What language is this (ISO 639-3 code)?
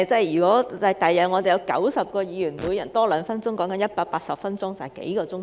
yue